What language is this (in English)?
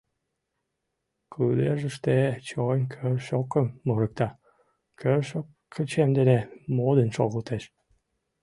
Mari